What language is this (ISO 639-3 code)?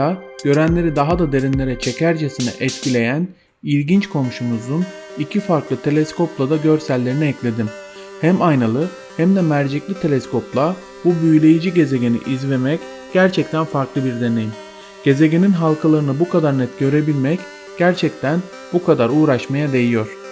tur